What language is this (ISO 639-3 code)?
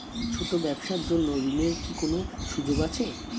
ben